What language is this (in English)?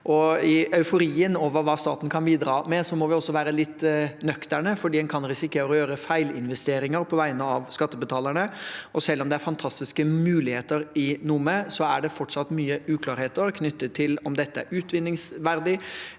Norwegian